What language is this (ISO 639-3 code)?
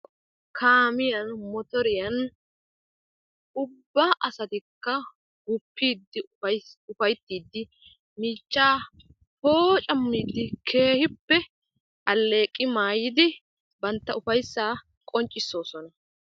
wal